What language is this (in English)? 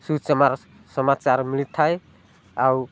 Odia